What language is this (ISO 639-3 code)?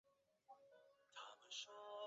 zho